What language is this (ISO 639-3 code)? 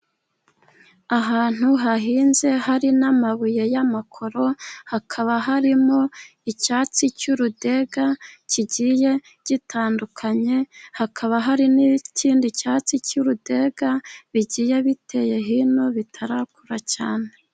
kin